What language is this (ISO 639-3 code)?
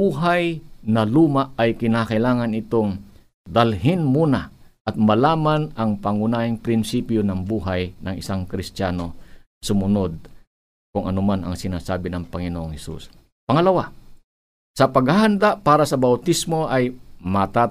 fil